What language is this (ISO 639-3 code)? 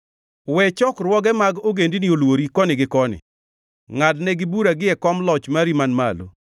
luo